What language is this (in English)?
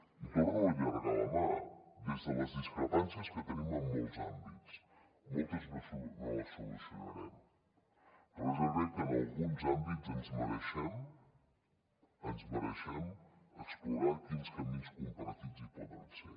Catalan